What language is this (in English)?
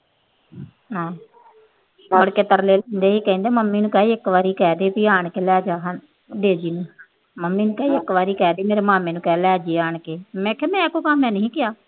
Punjabi